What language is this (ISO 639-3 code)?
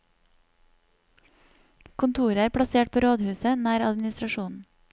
nor